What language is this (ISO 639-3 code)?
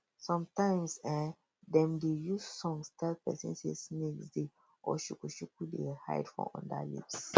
pcm